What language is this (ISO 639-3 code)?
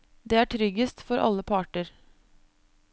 nor